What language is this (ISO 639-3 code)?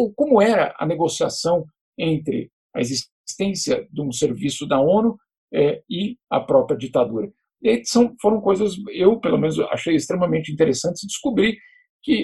por